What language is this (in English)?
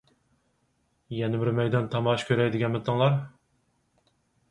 Uyghur